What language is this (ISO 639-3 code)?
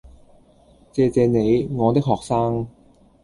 yue